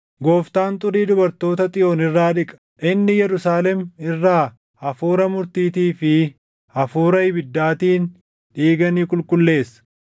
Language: Oromo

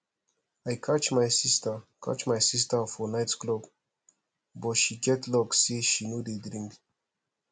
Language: Nigerian Pidgin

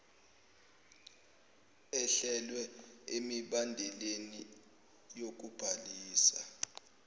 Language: Zulu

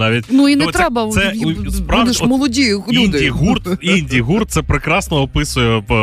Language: Ukrainian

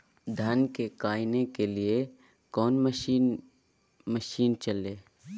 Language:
Magahi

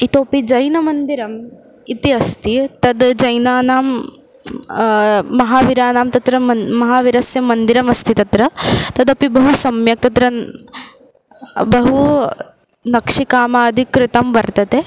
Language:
Sanskrit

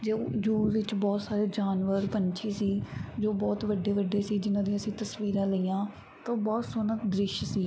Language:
Punjabi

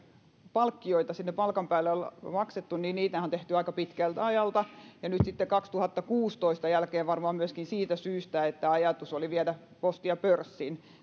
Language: Finnish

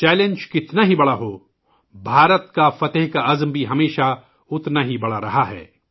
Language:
Urdu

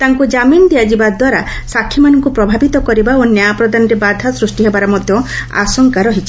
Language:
Odia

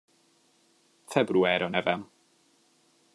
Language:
Hungarian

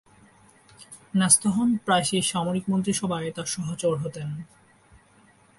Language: Bangla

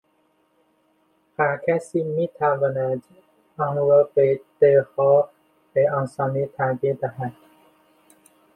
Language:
Persian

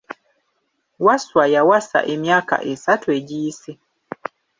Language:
Ganda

